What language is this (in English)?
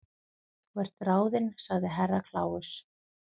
Icelandic